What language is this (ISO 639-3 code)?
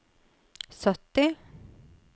nor